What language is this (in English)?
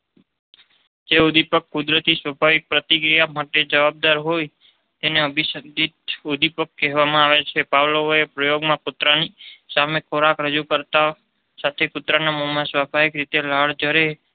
Gujarati